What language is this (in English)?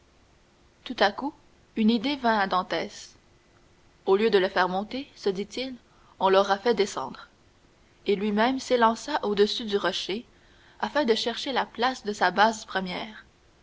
French